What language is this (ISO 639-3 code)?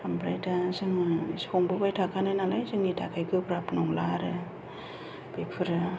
brx